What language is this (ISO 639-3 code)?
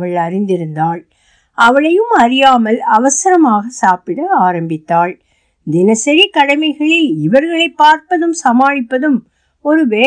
tam